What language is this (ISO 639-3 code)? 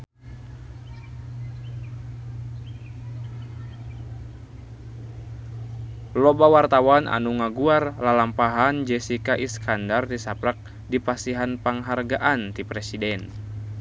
sun